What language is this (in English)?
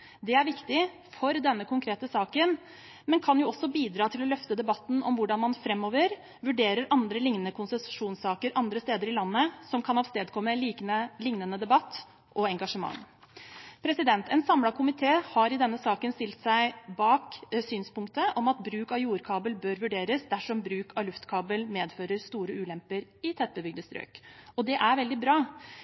Norwegian Bokmål